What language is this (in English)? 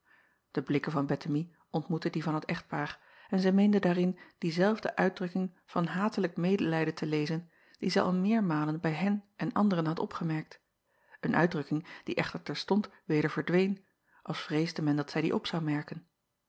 Dutch